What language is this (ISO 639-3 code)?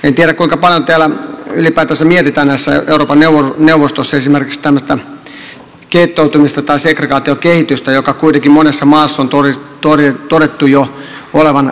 fin